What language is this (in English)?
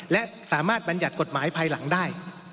Thai